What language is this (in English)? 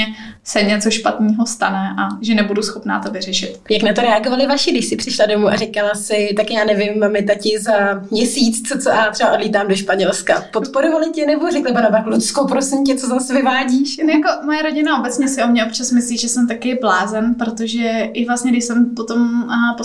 Czech